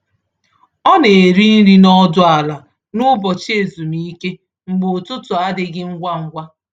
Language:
Igbo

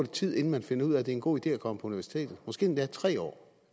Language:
Danish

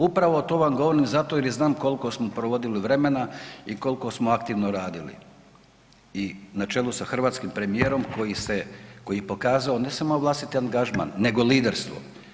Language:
Croatian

